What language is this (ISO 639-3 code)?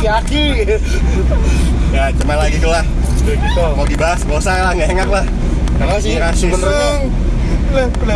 ind